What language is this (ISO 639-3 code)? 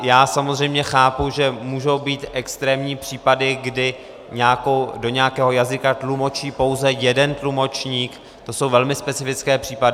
ces